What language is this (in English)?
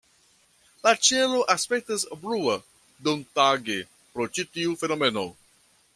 Esperanto